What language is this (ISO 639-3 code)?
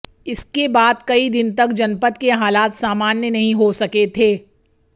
hin